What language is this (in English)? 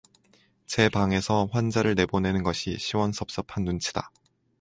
Korean